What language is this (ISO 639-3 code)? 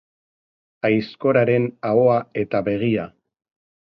eus